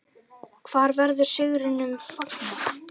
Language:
Icelandic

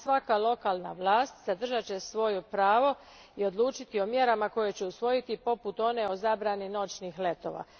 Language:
Croatian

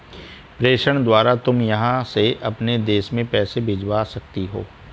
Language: Hindi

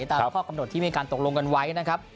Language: Thai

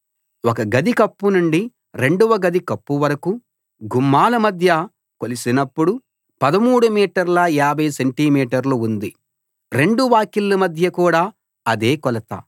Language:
Telugu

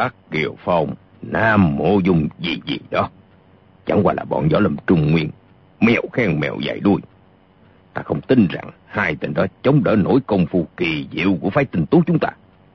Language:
Vietnamese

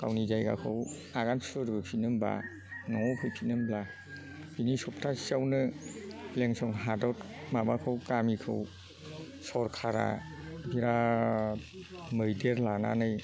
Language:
Bodo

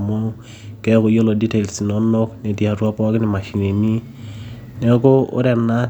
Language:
Masai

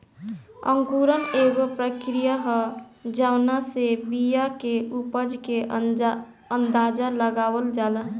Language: Bhojpuri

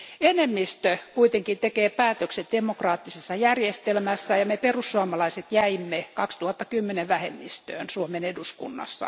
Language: Finnish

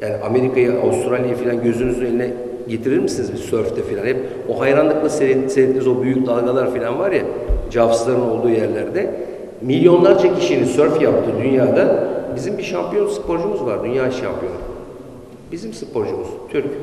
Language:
Turkish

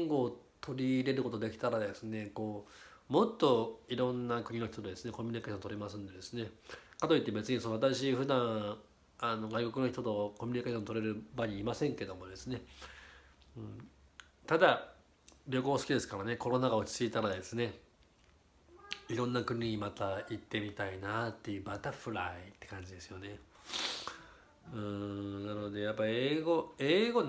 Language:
Japanese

